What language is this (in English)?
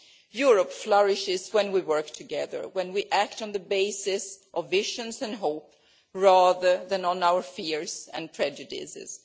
English